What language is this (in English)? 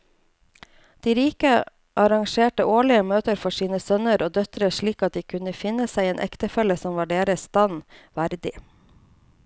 Norwegian